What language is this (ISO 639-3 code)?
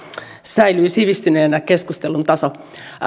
fin